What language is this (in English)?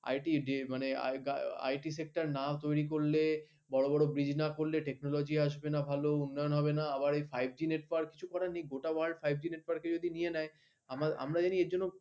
Bangla